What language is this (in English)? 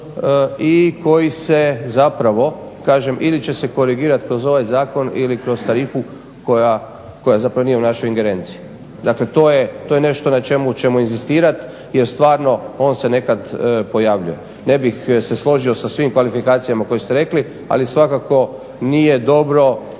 Croatian